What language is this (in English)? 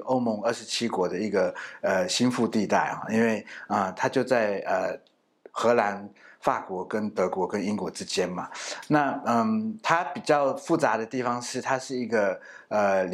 Chinese